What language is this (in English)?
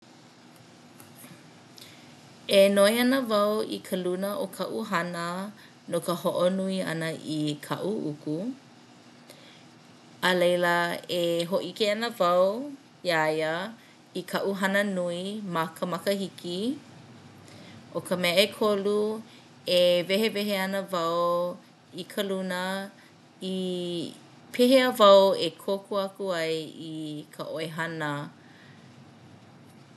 Hawaiian